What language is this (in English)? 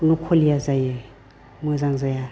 Bodo